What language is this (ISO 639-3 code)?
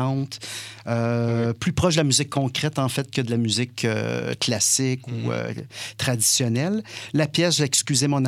fra